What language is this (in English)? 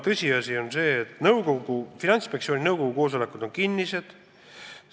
Estonian